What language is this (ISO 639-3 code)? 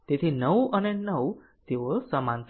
guj